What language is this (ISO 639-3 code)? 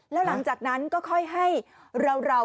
tha